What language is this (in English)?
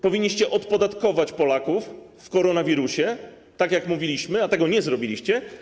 Polish